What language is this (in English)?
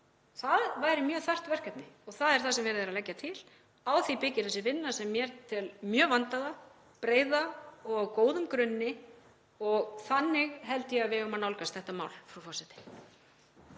Icelandic